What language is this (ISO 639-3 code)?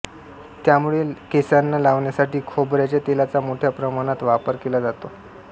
mar